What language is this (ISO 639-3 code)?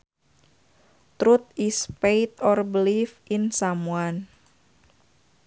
sun